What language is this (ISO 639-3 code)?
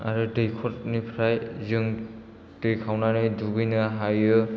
brx